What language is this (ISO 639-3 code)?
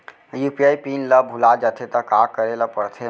hne